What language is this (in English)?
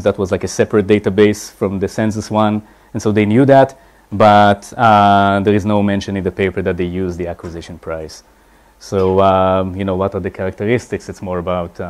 English